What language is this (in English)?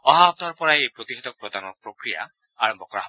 Assamese